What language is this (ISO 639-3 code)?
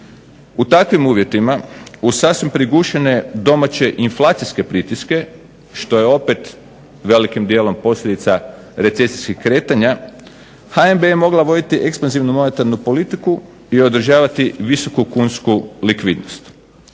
hrv